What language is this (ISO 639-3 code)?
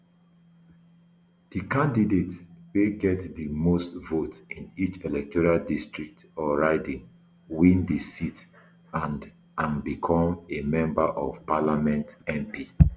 pcm